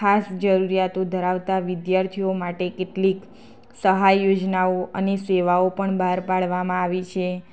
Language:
Gujarati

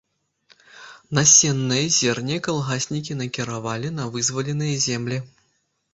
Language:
Belarusian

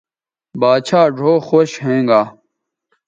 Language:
Bateri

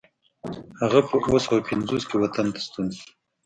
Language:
Pashto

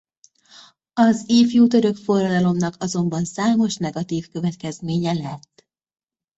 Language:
Hungarian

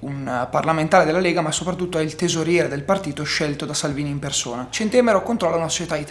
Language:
Italian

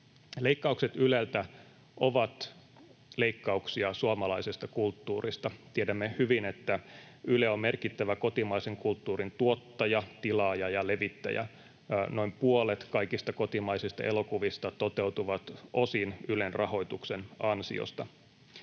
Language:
Finnish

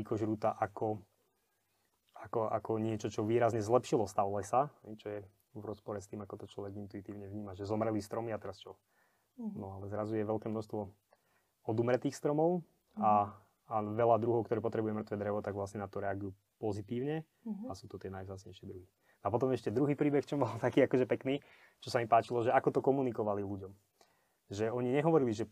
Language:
Slovak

